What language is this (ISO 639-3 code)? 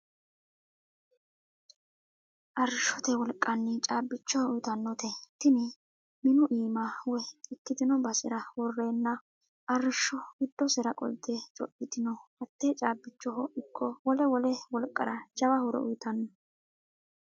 sid